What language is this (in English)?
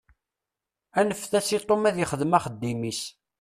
Kabyle